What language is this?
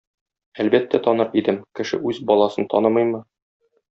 Tatar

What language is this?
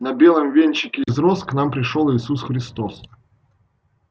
Russian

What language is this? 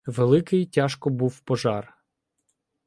Ukrainian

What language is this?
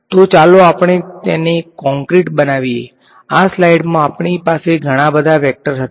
Gujarati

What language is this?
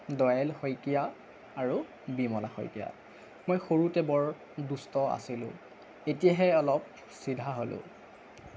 Assamese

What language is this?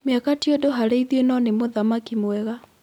Kikuyu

